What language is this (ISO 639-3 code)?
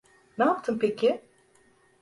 tur